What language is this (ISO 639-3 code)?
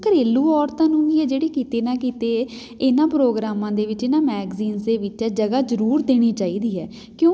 pan